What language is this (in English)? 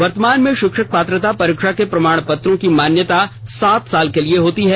Hindi